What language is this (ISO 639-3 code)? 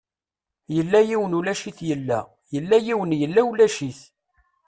kab